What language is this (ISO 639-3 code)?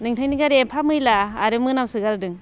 brx